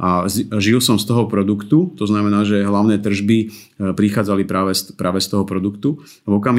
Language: Slovak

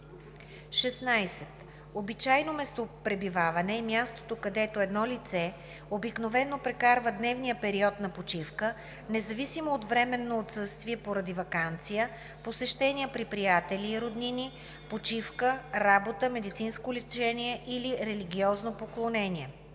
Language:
Bulgarian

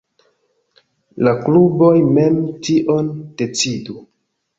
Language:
Esperanto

